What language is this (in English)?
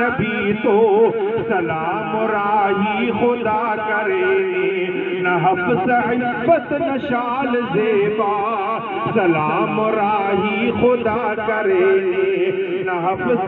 Arabic